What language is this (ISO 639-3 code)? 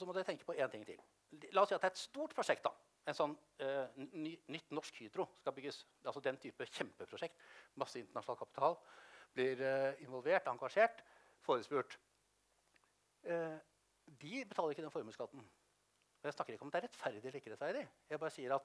nor